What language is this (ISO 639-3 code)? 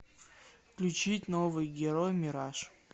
rus